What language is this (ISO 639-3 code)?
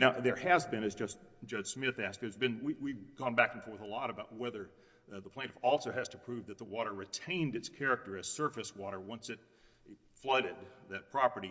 eng